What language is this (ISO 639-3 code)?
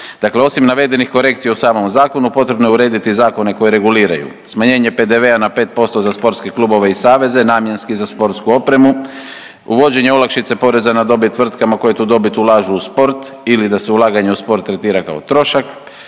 hrv